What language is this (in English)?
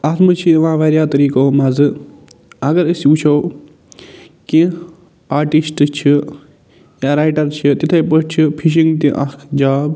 Kashmiri